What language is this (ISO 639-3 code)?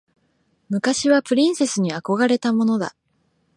jpn